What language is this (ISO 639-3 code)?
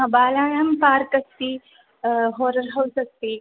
san